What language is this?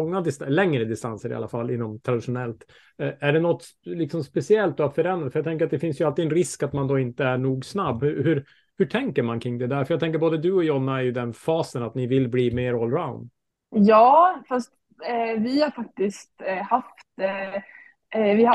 Swedish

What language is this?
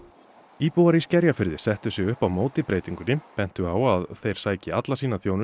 Icelandic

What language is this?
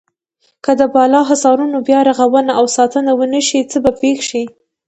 Pashto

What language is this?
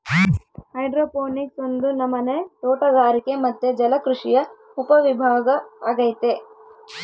Kannada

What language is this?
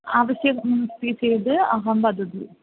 Sanskrit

